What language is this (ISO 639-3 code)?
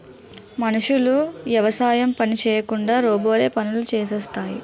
tel